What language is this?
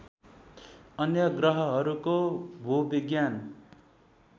Nepali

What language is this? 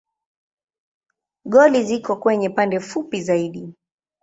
Swahili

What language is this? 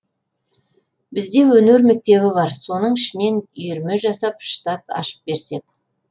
Kazakh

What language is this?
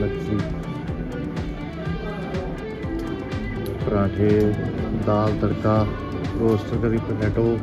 Punjabi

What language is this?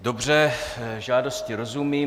Czech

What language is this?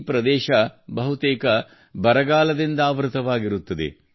Kannada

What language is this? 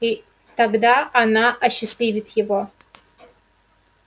Russian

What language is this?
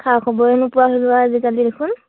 Assamese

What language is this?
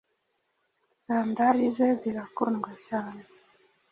Kinyarwanda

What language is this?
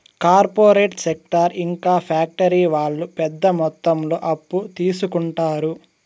Telugu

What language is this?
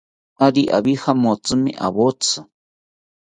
South Ucayali Ashéninka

